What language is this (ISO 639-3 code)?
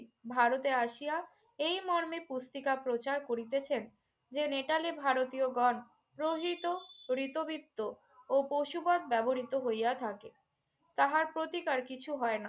ben